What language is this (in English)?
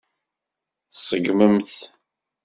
Kabyle